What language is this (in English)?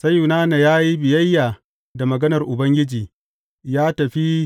Hausa